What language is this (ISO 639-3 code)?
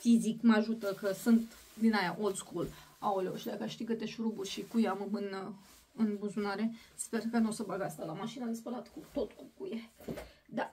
ron